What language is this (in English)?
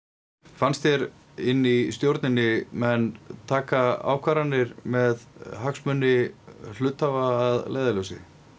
Icelandic